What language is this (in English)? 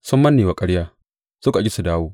Hausa